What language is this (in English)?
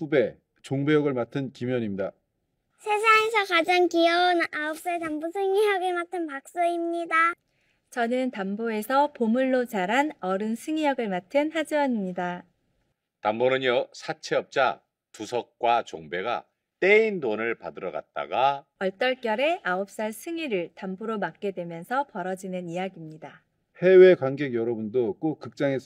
Korean